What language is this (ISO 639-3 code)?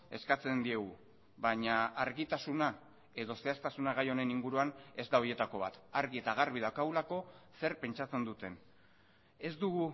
eus